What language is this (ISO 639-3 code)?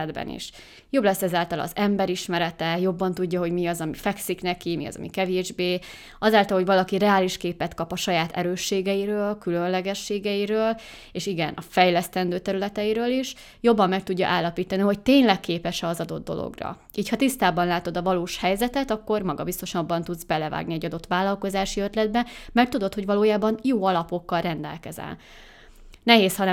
hun